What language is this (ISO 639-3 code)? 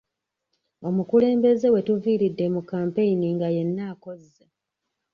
lug